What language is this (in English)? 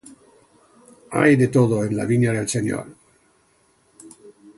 Spanish